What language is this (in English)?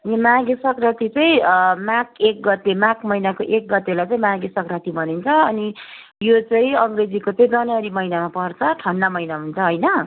Nepali